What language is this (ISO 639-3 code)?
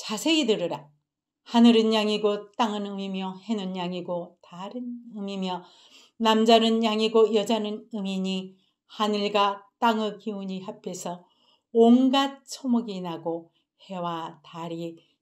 kor